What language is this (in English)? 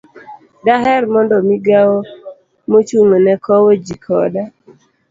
Luo (Kenya and Tanzania)